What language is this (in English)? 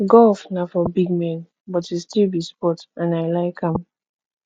Nigerian Pidgin